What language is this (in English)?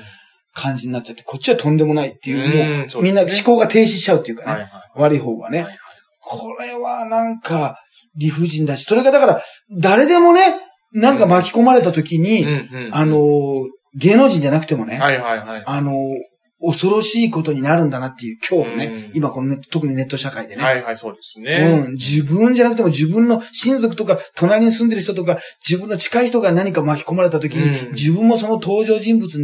Japanese